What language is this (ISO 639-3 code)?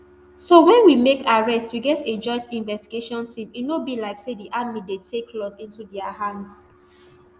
pcm